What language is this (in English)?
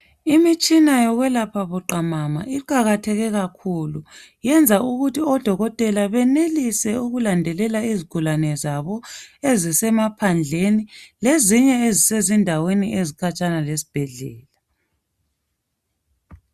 North Ndebele